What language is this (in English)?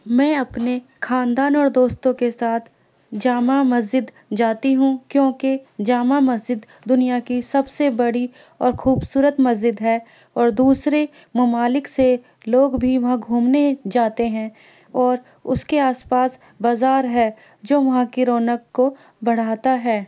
Urdu